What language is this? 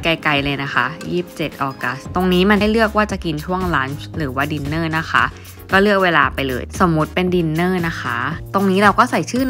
Thai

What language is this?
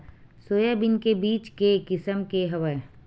Chhattisgarhi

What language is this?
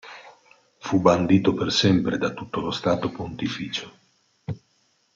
Italian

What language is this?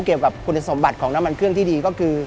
Thai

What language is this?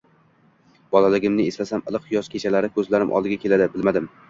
Uzbek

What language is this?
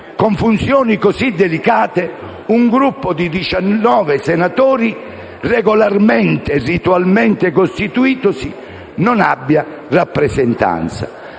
Italian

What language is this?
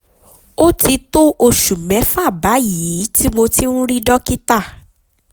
Yoruba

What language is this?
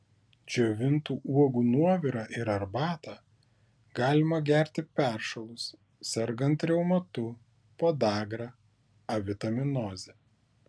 Lithuanian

